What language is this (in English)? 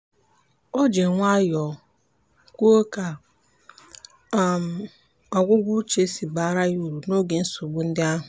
Igbo